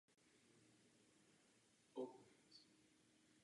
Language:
Czech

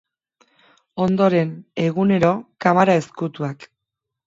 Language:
Basque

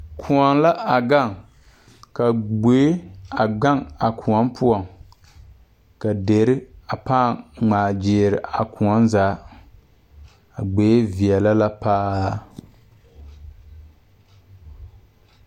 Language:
Southern Dagaare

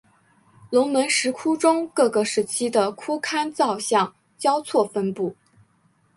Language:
Chinese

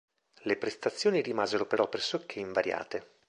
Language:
Italian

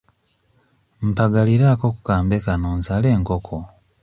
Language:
Ganda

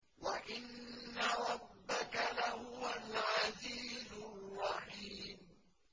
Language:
Arabic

